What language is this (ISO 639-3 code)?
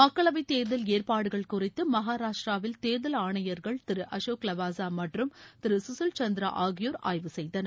tam